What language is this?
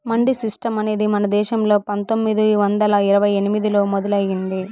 Telugu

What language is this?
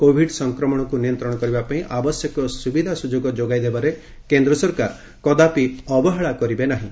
Odia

